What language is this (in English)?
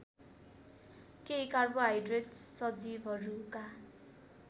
Nepali